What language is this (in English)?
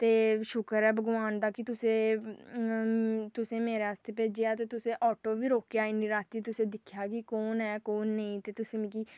Dogri